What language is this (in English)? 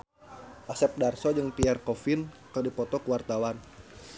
Sundanese